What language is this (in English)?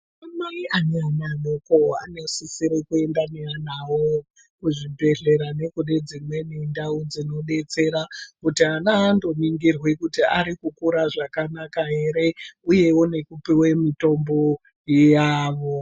Ndau